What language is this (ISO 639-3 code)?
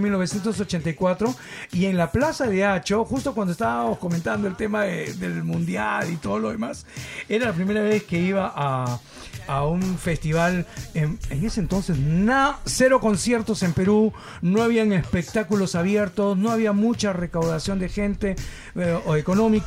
spa